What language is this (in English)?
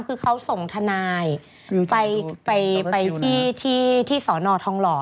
Thai